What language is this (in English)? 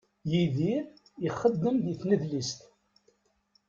Kabyle